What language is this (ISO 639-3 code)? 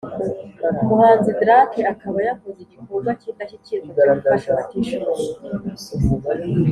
kin